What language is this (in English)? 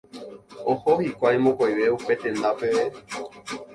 Guarani